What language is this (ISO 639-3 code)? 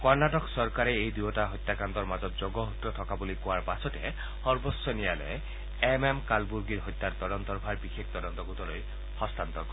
asm